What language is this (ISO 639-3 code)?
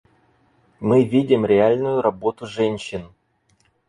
rus